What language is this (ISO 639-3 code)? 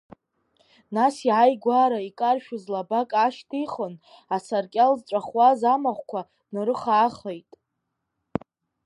abk